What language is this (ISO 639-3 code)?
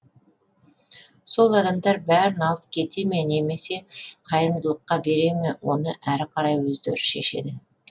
kaz